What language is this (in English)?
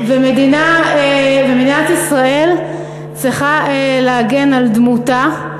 Hebrew